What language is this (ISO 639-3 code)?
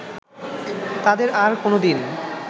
ben